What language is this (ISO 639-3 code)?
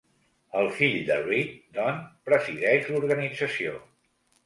cat